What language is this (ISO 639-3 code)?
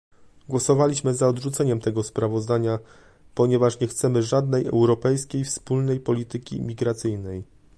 pol